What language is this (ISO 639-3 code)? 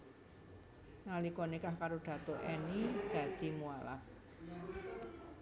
jav